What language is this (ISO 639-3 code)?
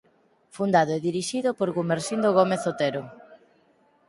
glg